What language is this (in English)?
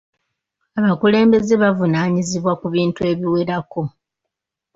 Ganda